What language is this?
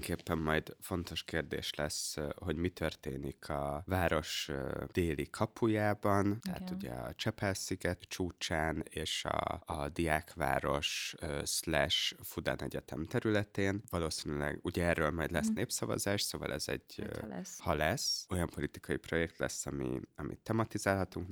Hungarian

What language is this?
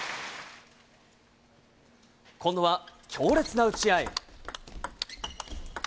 Japanese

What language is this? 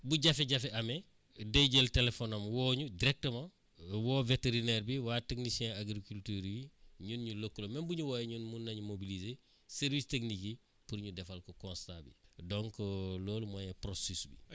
Wolof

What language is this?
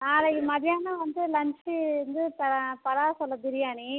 Tamil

